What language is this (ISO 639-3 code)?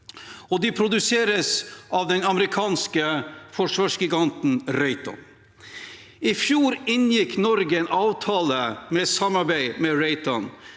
nor